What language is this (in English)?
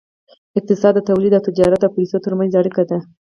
Pashto